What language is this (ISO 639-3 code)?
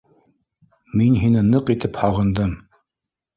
bak